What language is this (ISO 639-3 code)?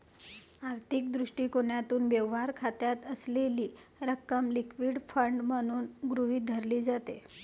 mar